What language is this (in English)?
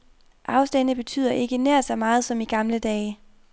Danish